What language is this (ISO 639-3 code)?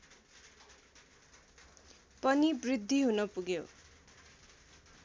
nep